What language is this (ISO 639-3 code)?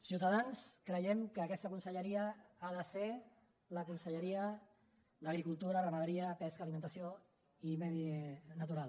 cat